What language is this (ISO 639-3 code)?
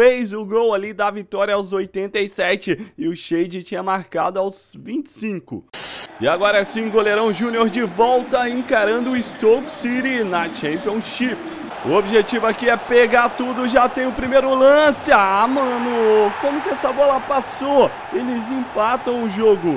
por